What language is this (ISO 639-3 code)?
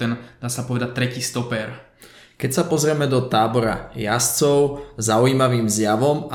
slk